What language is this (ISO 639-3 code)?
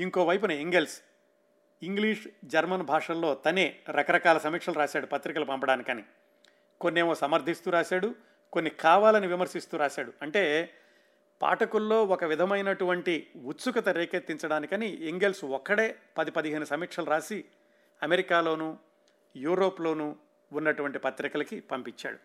tel